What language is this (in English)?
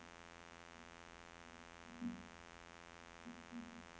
Norwegian